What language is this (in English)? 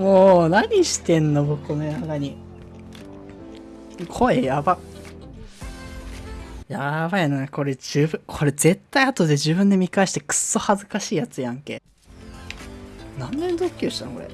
Japanese